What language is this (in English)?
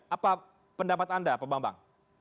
Indonesian